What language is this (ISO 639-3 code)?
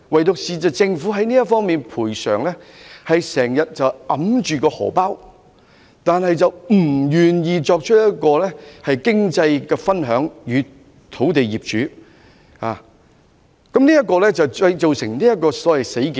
yue